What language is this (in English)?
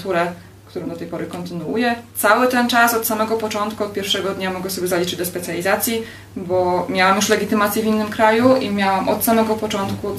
Polish